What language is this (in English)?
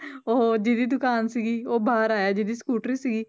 Punjabi